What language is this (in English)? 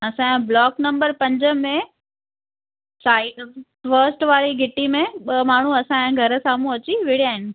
Sindhi